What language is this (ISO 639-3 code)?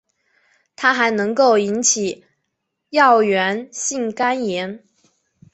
zho